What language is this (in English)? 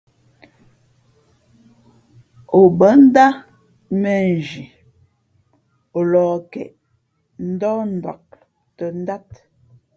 Fe'fe'